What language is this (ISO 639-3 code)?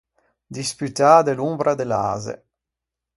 lij